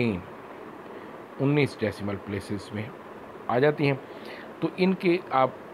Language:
Hindi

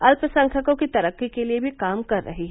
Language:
Hindi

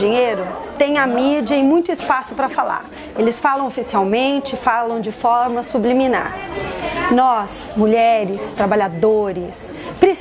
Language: Portuguese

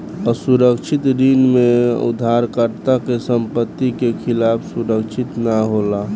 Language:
Bhojpuri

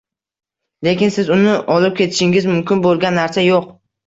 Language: Uzbek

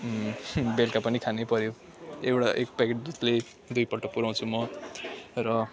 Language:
Nepali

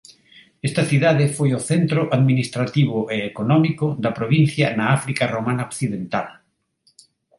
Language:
Galician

